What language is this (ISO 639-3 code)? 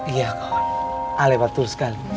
ind